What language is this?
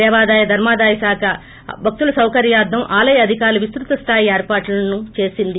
Telugu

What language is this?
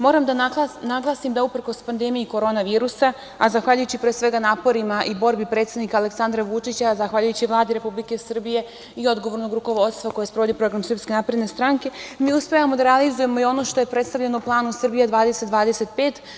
Serbian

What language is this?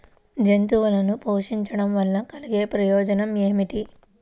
Telugu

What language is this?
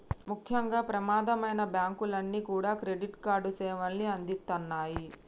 Telugu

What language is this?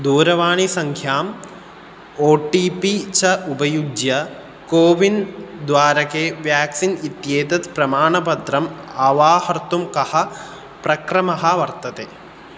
Sanskrit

